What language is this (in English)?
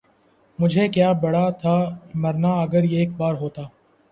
Urdu